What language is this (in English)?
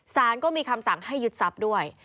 Thai